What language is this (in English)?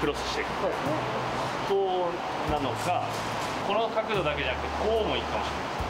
Japanese